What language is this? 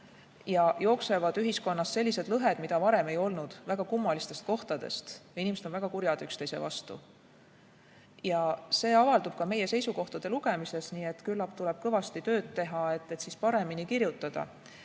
Estonian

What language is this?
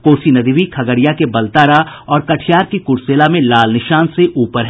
Hindi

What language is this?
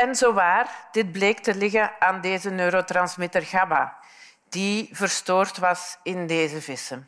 Dutch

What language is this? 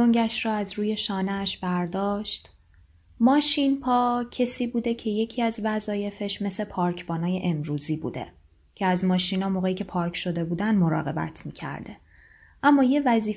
Persian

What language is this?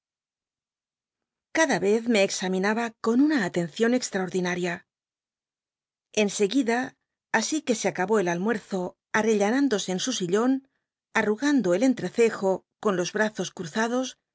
Spanish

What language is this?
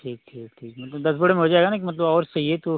Hindi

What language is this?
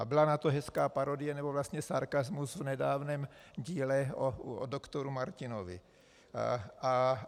Czech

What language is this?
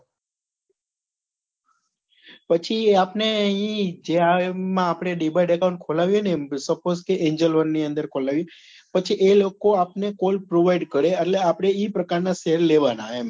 Gujarati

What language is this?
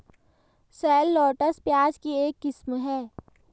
Hindi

